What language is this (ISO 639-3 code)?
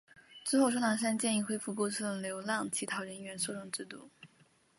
zho